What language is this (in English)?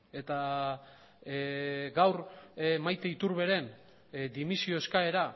Basque